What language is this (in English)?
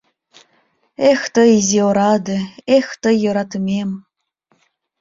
Mari